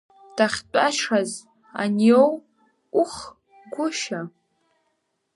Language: Abkhazian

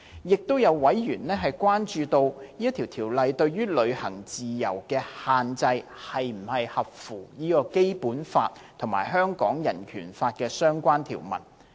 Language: Cantonese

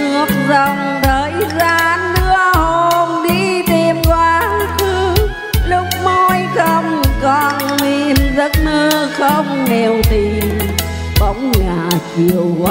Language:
Vietnamese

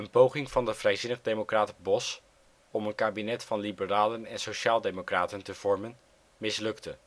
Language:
Dutch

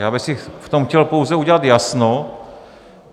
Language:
Czech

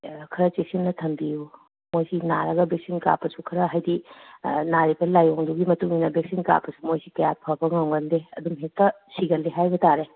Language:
Manipuri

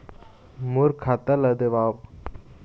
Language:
Chhattisgarhi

